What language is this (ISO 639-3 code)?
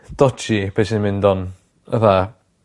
cym